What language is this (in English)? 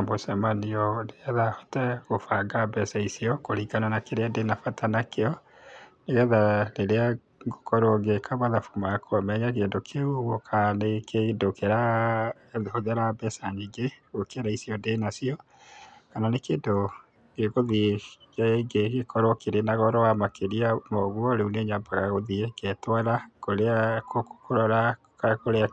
Kikuyu